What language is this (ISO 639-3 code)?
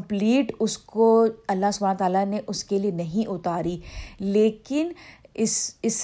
urd